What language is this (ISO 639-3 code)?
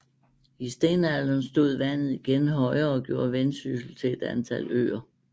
dan